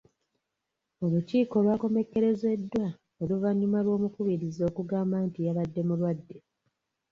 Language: Ganda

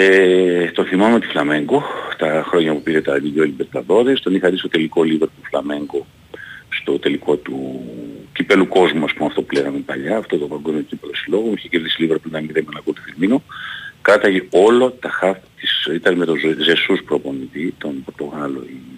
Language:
Greek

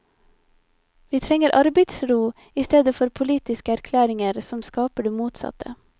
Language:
Norwegian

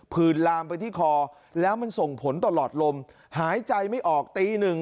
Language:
Thai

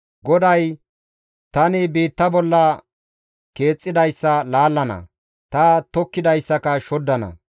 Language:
Gamo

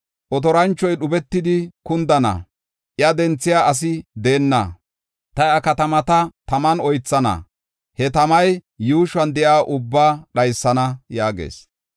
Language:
Gofa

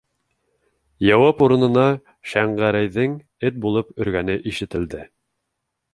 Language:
Bashkir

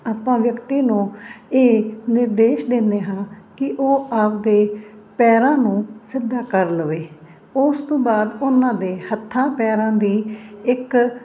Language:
Punjabi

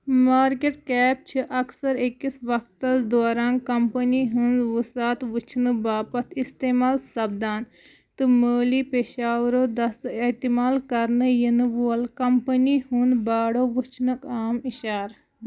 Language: Kashmiri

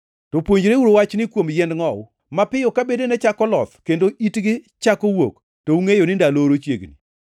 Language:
Luo (Kenya and Tanzania)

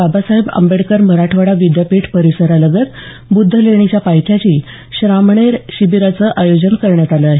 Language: Marathi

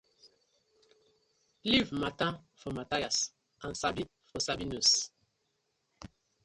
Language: Nigerian Pidgin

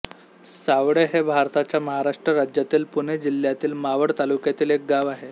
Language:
Marathi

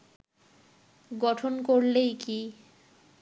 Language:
Bangla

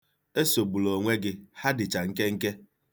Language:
Igbo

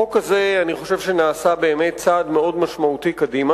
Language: Hebrew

